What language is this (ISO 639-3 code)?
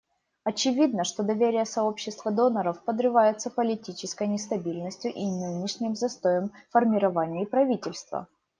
rus